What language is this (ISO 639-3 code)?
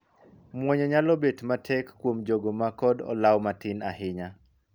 luo